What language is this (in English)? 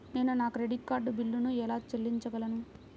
Telugu